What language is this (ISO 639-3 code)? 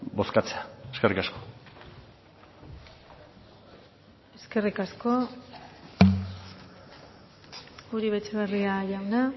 eus